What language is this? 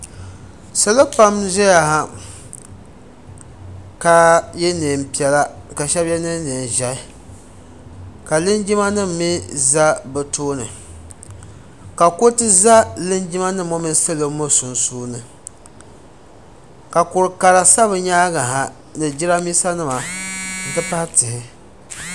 Dagbani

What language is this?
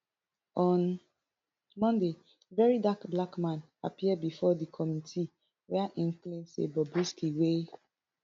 Nigerian Pidgin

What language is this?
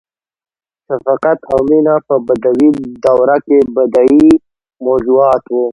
Pashto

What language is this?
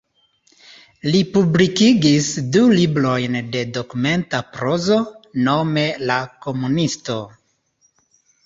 Esperanto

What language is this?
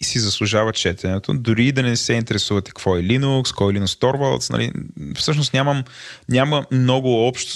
Bulgarian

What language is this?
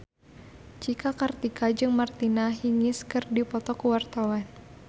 Sundanese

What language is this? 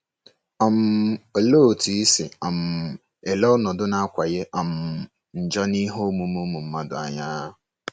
Igbo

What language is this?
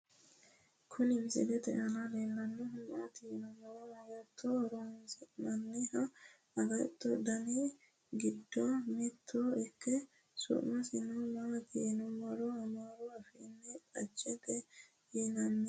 Sidamo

